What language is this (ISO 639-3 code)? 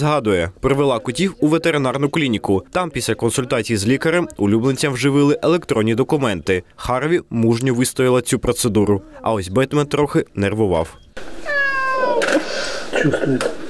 ukr